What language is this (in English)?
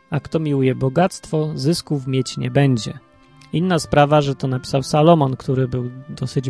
Polish